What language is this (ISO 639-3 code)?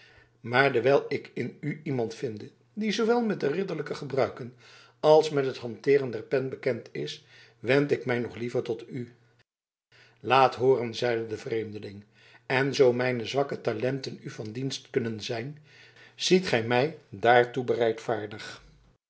nld